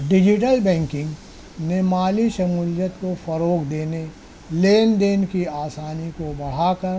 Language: Urdu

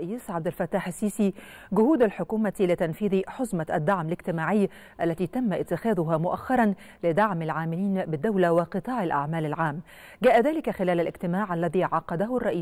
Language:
Arabic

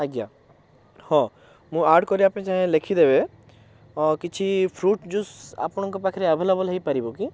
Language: Odia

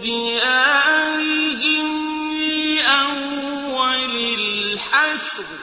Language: Arabic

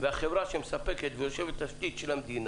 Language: Hebrew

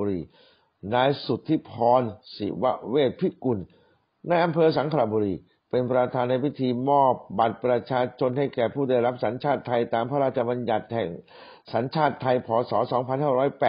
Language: Thai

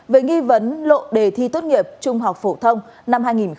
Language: Vietnamese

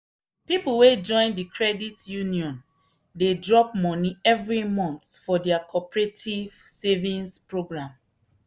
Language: Nigerian Pidgin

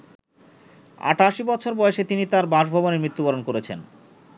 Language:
Bangla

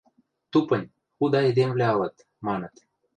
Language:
Western Mari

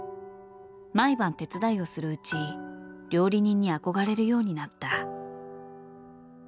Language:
Japanese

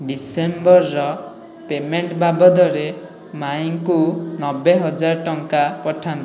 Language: Odia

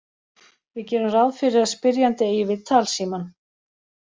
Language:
Icelandic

